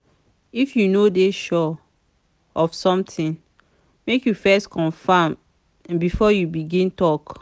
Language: Nigerian Pidgin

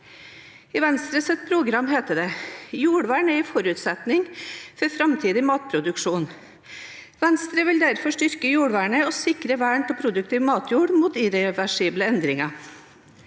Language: Norwegian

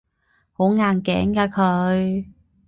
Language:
Cantonese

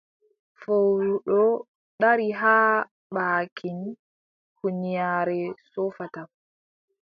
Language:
Adamawa Fulfulde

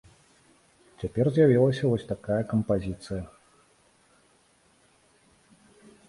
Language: Belarusian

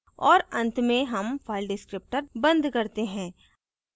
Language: Hindi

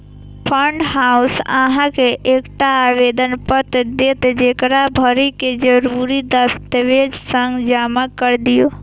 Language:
Maithili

